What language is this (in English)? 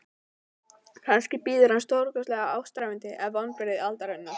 Icelandic